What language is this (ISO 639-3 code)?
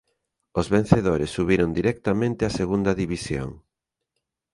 glg